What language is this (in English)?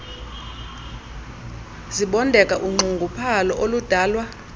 Xhosa